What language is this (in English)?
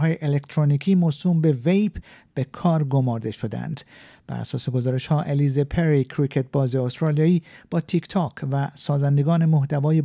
Persian